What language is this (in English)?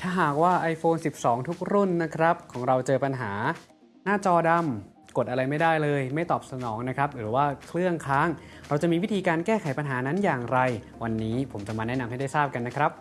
Thai